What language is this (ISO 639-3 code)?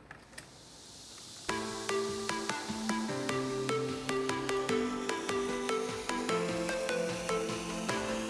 vie